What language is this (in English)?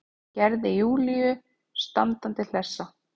Icelandic